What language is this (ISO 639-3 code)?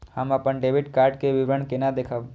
mai